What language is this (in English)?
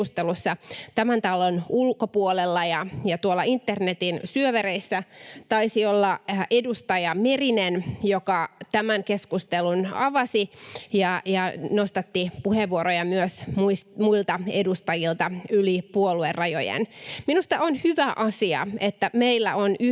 Finnish